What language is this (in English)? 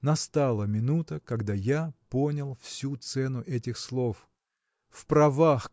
Russian